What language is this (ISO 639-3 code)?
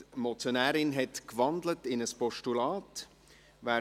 gsw